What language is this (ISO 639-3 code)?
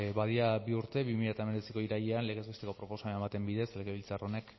eus